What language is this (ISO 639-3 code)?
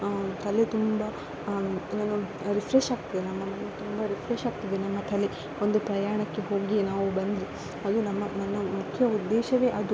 kan